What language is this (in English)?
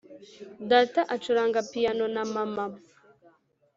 Kinyarwanda